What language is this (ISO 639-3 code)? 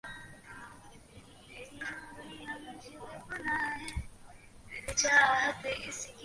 ben